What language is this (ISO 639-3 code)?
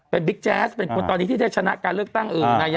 tha